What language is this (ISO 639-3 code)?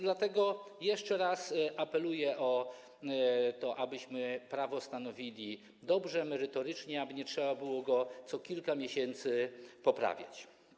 pol